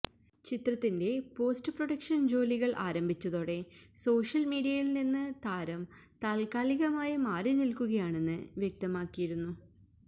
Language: Malayalam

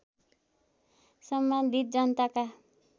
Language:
Nepali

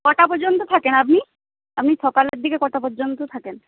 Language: Bangla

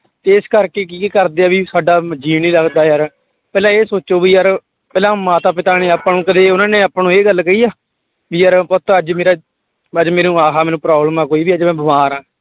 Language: Punjabi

